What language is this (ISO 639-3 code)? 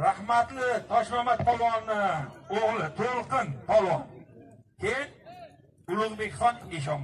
tur